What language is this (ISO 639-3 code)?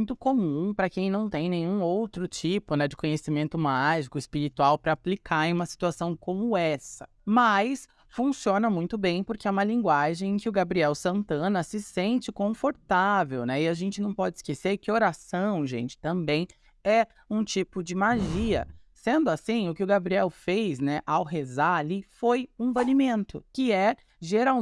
por